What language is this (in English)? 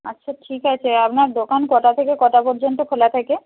Bangla